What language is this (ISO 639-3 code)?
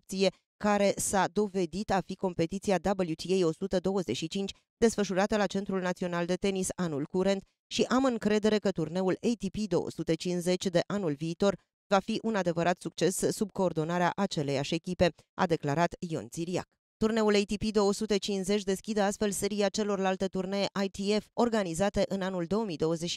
ron